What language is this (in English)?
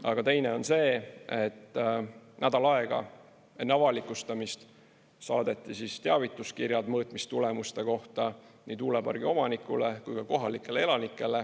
Estonian